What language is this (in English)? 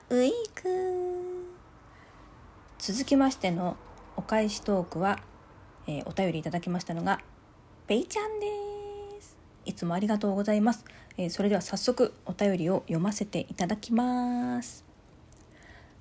Japanese